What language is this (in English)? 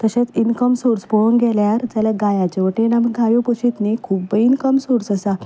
Konkani